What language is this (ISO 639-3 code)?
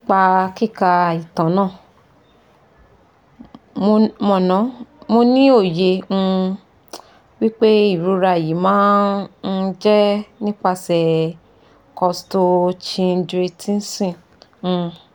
yor